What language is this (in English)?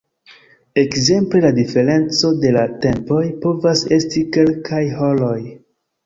Esperanto